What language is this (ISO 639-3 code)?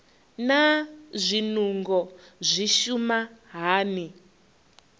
ven